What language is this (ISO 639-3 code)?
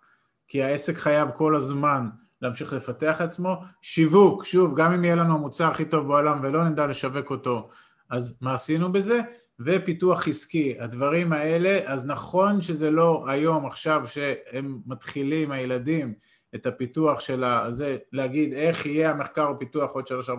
heb